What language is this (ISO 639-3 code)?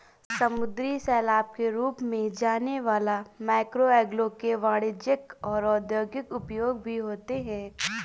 hin